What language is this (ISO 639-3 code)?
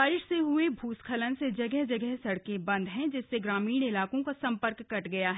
hin